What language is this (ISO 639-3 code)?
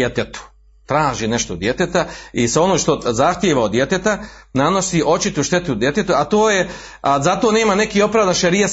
hrv